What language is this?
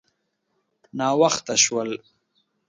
Pashto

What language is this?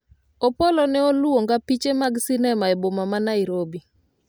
Luo (Kenya and Tanzania)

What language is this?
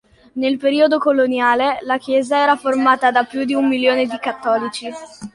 Italian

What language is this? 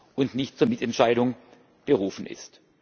German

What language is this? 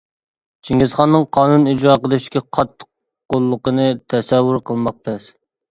Uyghur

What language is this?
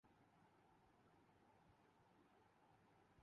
Urdu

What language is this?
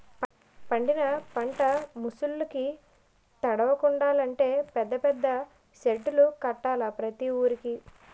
Telugu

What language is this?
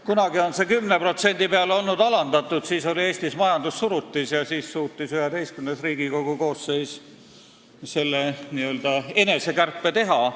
Estonian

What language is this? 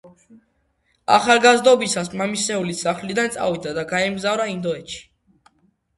Georgian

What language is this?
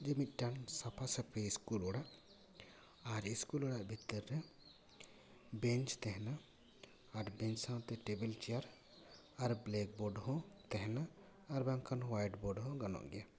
Santali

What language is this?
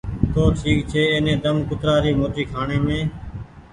Goaria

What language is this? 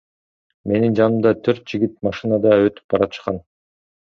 Kyrgyz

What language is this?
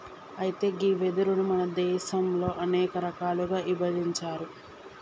Telugu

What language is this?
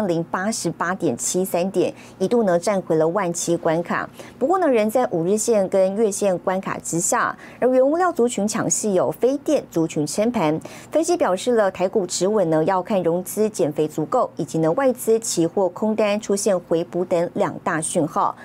Chinese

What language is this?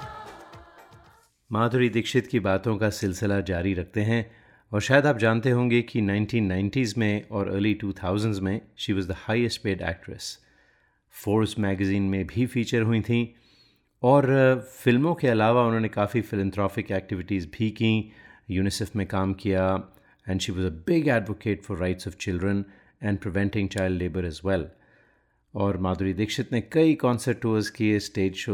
Hindi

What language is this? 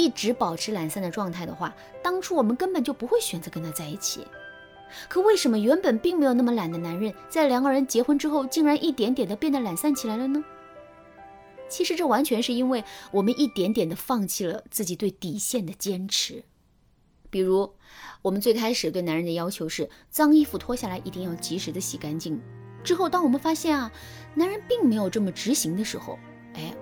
Chinese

